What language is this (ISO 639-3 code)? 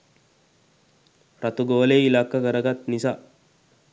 sin